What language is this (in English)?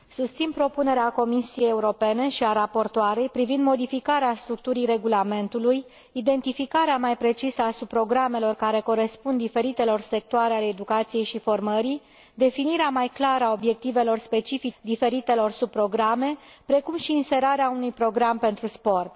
Romanian